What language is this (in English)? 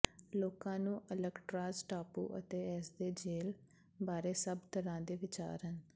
Punjabi